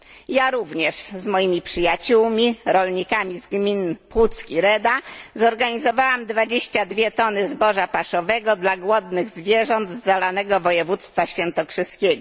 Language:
Polish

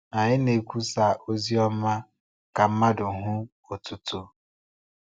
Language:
Igbo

